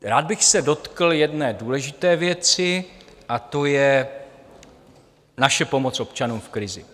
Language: Czech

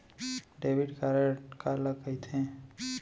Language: Chhattisgarhi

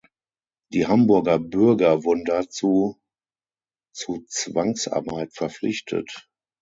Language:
German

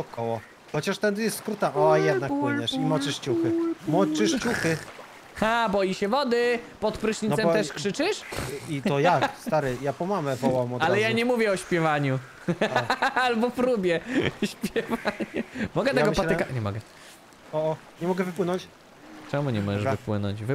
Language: Polish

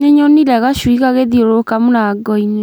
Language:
Kikuyu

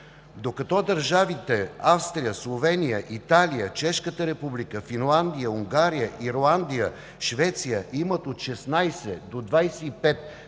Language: Bulgarian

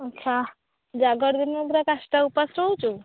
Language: Odia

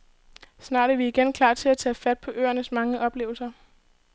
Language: Danish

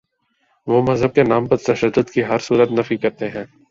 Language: Urdu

